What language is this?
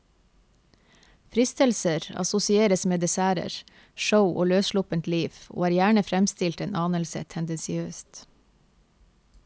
Norwegian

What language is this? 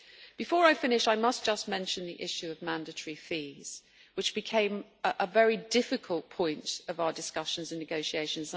English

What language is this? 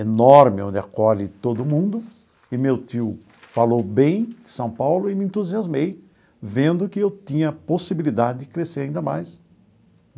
Portuguese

